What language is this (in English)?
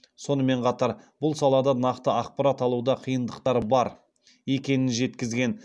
Kazakh